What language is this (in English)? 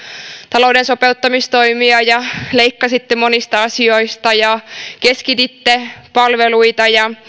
Finnish